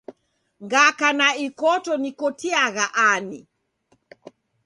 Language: Taita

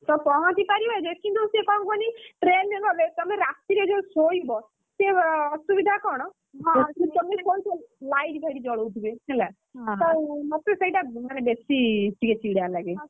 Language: Odia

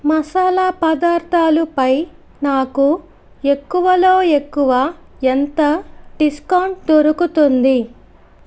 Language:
Telugu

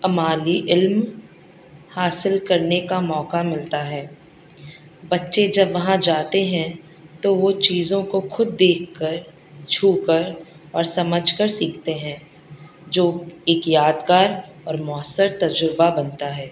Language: Urdu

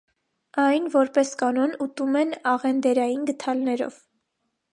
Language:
Armenian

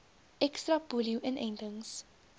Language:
Afrikaans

